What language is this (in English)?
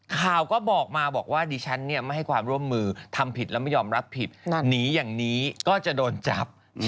Thai